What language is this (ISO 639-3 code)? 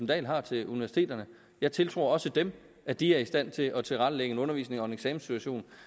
dan